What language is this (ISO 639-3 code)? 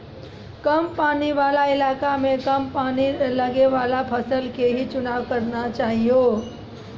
mai